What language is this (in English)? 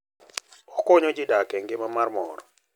Luo (Kenya and Tanzania)